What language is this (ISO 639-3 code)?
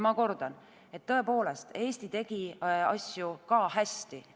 est